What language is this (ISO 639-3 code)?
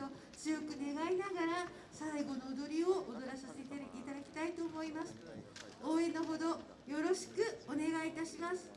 jpn